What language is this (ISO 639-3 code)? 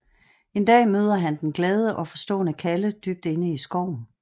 dan